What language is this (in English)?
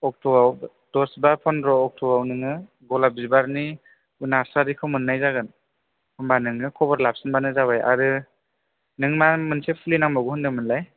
Bodo